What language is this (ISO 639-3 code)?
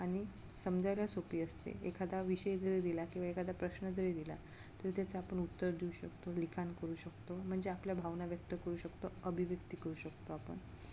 mar